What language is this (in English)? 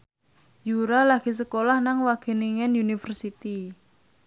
Javanese